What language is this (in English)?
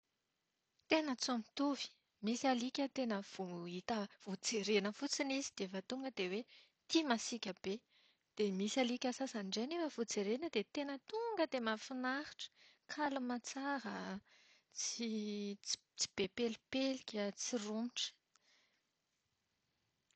Malagasy